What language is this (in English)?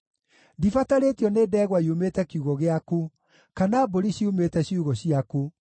Kikuyu